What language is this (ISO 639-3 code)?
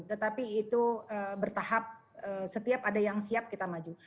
ind